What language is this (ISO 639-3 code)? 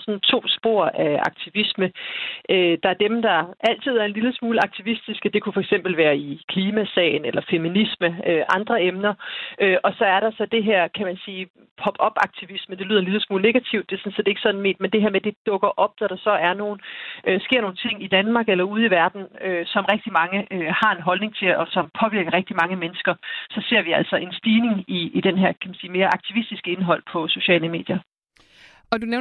dan